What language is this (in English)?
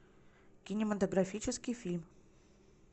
Russian